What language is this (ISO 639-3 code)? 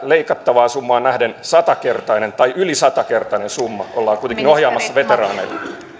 fin